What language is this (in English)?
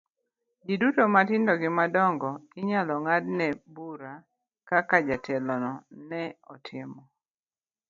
Luo (Kenya and Tanzania)